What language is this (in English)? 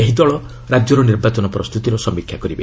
Odia